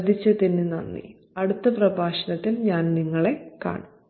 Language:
Malayalam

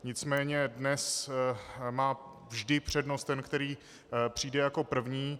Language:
Czech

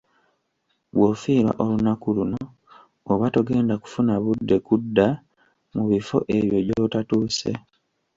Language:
Ganda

